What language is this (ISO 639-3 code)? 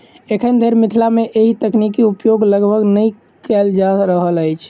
mai